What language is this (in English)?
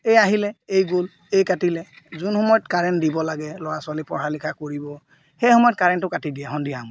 Assamese